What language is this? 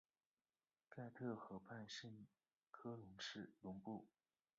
Chinese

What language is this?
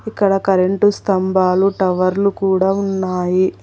Telugu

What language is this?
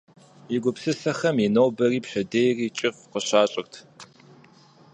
Kabardian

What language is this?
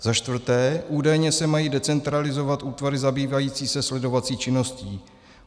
Czech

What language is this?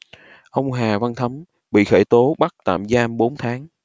Vietnamese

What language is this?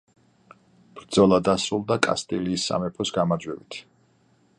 Georgian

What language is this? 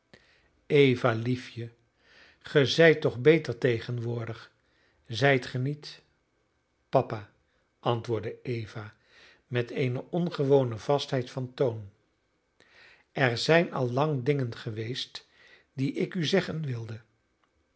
Dutch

